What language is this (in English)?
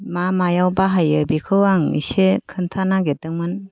Bodo